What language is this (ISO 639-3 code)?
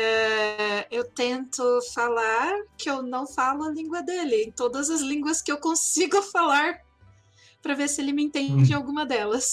por